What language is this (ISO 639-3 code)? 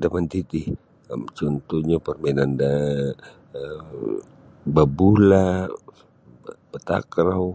bsy